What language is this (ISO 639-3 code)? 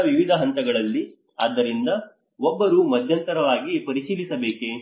kan